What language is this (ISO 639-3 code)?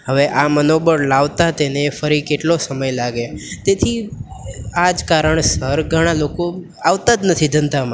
guj